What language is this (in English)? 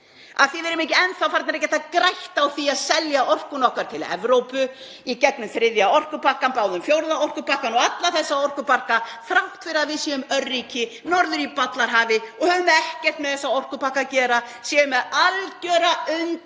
Icelandic